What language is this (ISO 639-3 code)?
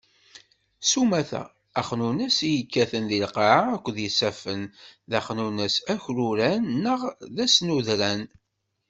kab